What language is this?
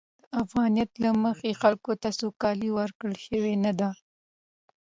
Pashto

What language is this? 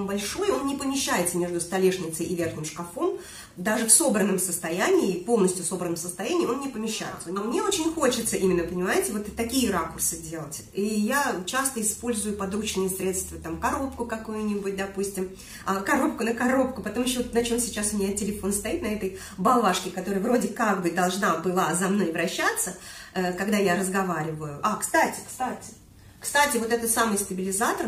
Russian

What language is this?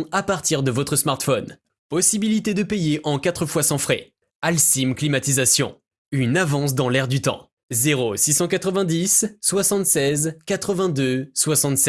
French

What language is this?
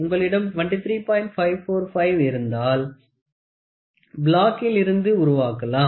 Tamil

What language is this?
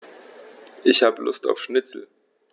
German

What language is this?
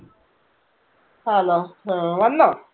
Malayalam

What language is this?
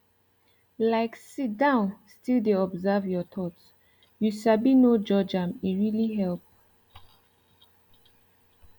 Nigerian Pidgin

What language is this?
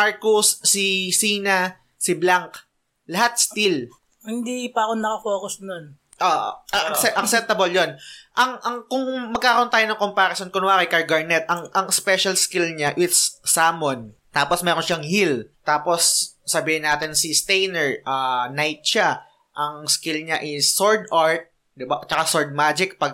Filipino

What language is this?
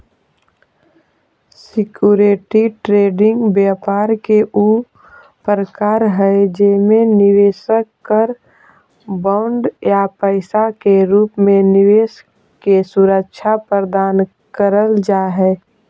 Magahi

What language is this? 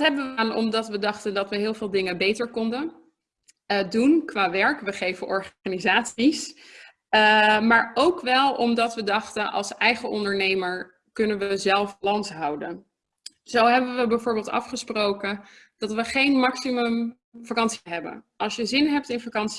Dutch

